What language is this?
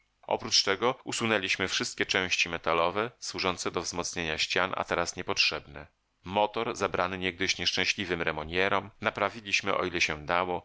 Polish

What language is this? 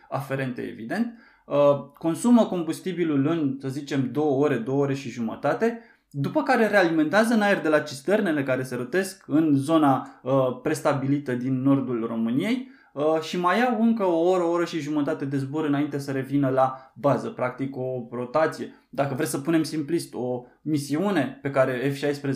Romanian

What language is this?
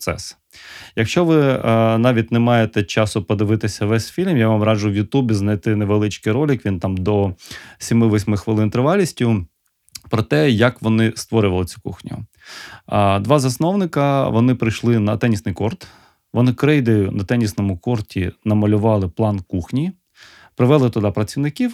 Ukrainian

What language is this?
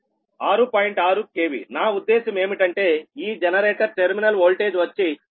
Telugu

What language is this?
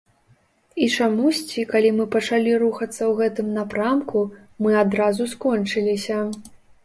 Belarusian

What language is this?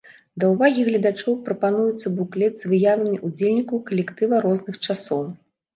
Belarusian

